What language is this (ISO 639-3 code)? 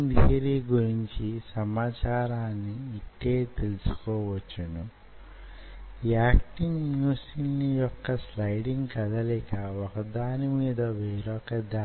tel